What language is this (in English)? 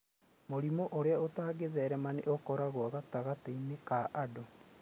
Kikuyu